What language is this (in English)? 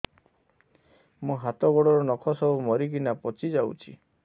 Odia